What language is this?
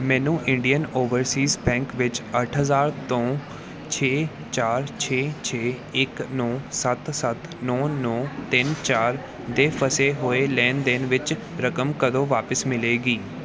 Punjabi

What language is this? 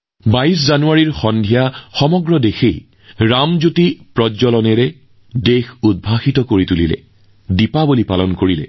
Assamese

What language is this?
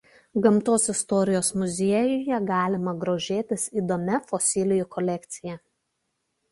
Lithuanian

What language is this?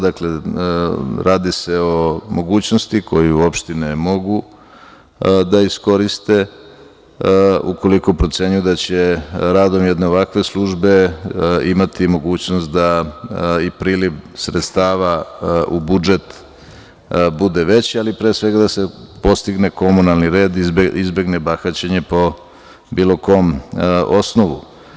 Serbian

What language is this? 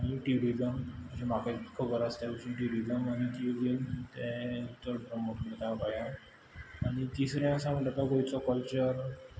Konkani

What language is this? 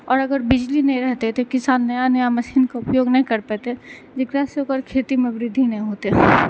Maithili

